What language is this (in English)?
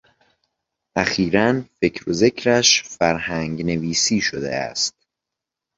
Persian